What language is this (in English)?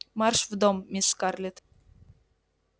Russian